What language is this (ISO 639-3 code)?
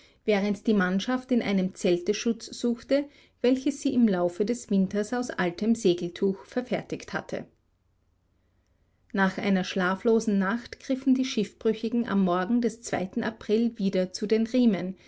deu